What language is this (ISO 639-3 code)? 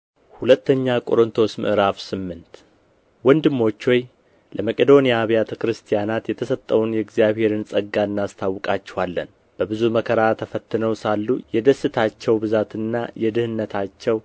amh